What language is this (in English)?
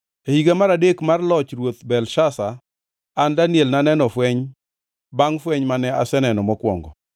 Luo (Kenya and Tanzania)